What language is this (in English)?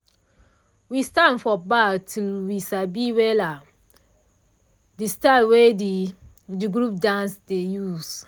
Nigerian Pidgin